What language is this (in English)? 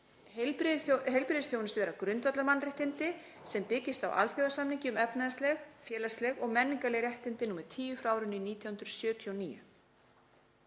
Icelandic